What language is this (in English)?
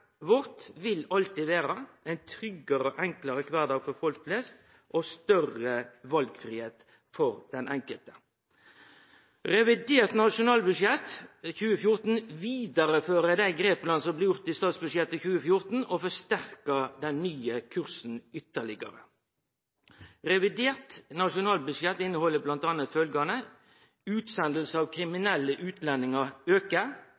Norwegian Nynorsk